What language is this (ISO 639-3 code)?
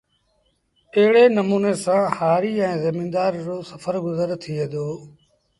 sbn